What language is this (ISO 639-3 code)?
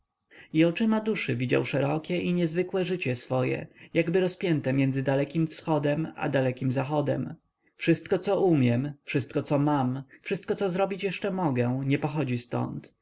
pol